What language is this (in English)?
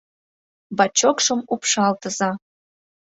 Mari